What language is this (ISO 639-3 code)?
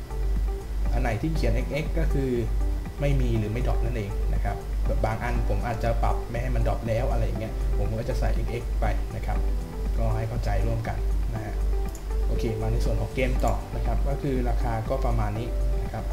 tha